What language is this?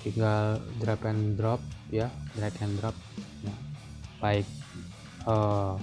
Indonesian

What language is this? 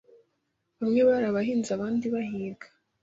Kinyarwanda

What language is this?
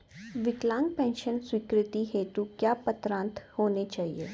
Hindi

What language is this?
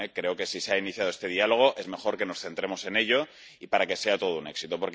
Spanish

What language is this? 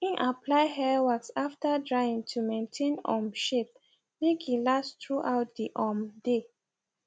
Nigerian Pidgin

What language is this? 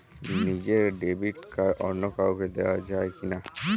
Bangla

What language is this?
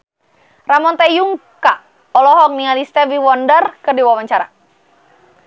Sundanese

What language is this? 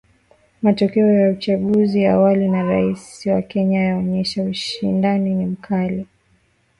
Swahili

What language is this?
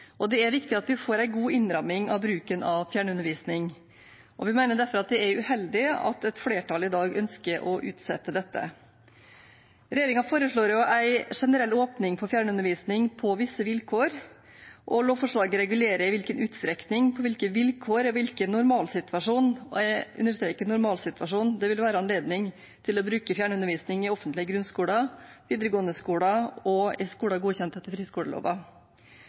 Norwegian Bokmål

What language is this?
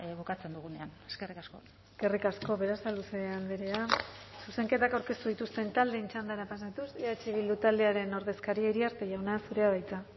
Basque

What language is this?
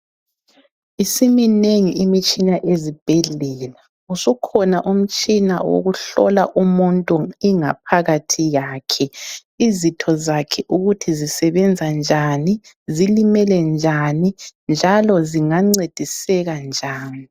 North Ndebele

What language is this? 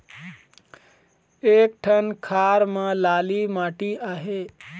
Chhattisgarhi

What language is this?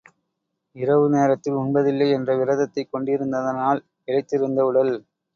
Tamil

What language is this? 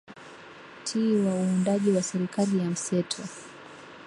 Swahili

